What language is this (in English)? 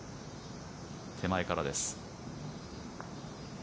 Japanese